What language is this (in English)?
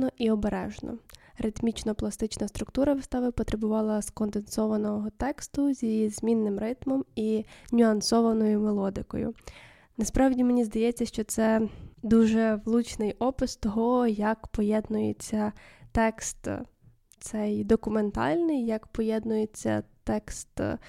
Ukrainian